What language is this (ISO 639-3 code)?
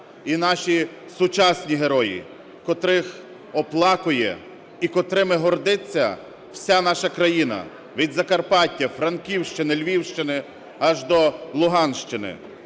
ukr